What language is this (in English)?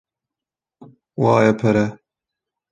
Kurdish